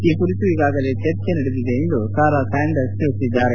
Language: Kannada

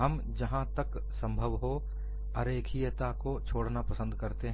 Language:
Hindi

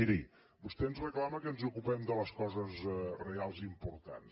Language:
Catalan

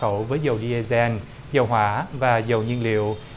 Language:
Vietnamese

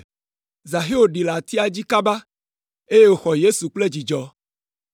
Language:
Ewe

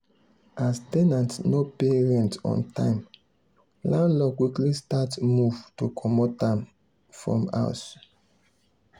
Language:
Nigerian Pidgin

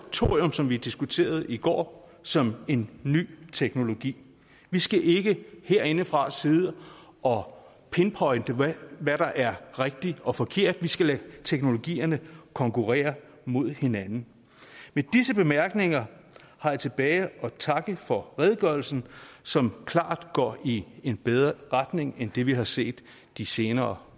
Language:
Danish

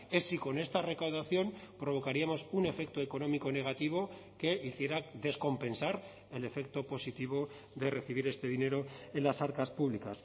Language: Spanish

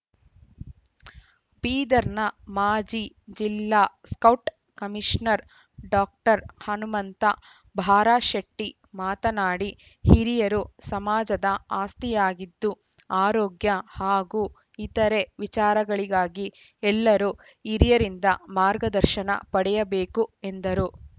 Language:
Kannada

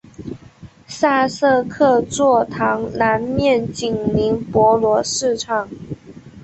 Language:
Chinese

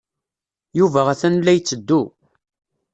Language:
Kabyle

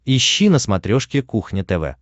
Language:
Russian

